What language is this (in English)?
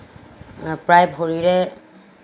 Assamese